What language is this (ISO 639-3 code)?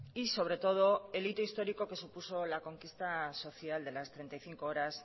spa